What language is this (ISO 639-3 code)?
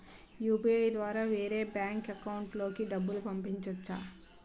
tel